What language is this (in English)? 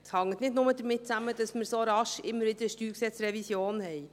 Swiss German